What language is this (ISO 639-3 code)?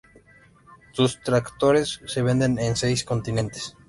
spa